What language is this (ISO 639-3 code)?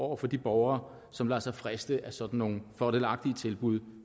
dan